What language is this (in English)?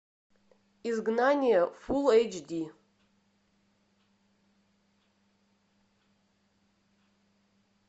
Russian